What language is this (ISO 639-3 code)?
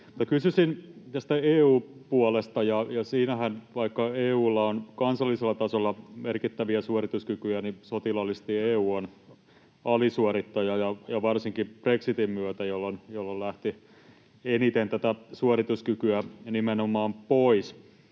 fin